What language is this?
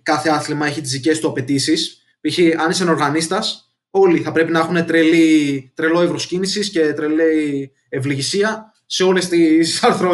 Greek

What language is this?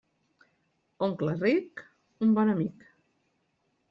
Catalan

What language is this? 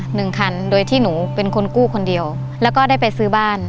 Thai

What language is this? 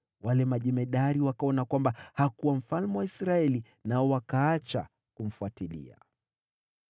Swahili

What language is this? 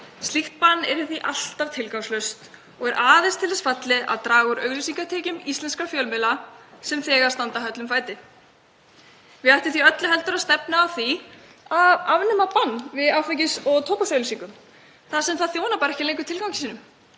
Icelandic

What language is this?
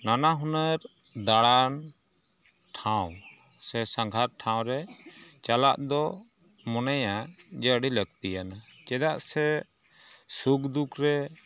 Santali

